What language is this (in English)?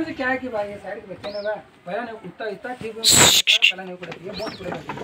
Arabic